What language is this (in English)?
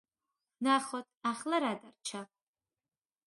Georgian